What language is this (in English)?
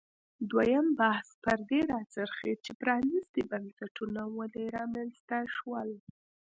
Pashto